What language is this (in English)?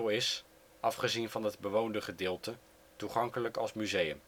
Dutch